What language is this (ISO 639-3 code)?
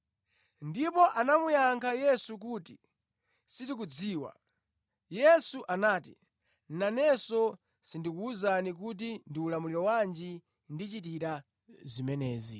nya